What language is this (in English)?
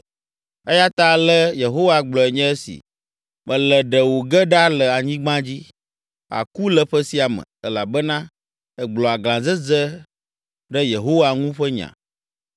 Ewe